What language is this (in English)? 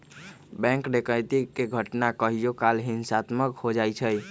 Magahi